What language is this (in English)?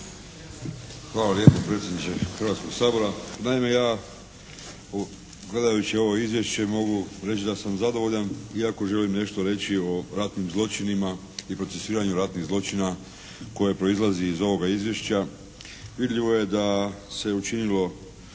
Croatian